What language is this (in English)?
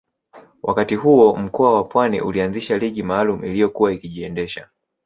Swahili